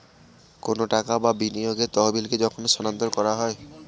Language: Bangla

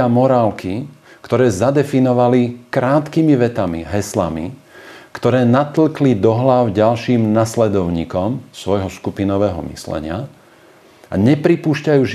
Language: Slovak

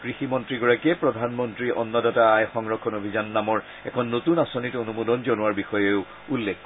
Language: Assamese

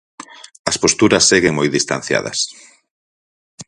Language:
Galician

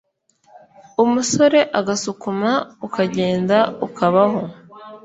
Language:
Kinyarwanda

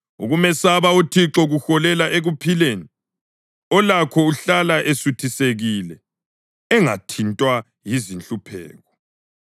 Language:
North Ndebele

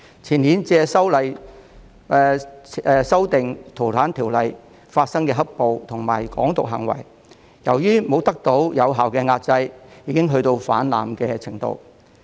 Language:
Cantonese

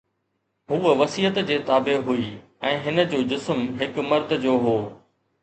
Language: Sindhi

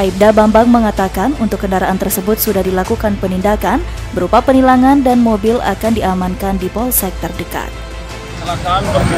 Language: Indonesian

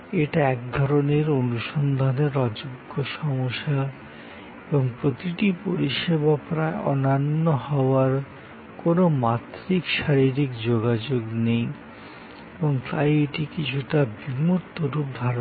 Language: Bangla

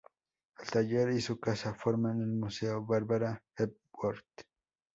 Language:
Spanish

